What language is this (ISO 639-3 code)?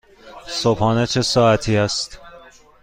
fas